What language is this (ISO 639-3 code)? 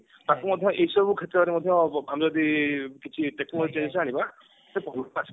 ori